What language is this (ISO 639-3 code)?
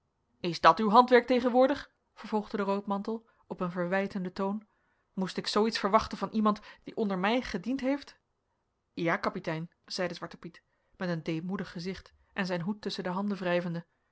nld